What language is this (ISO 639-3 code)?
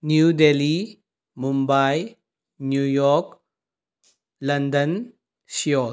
mni